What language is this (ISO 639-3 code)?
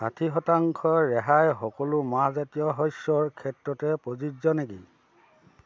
asm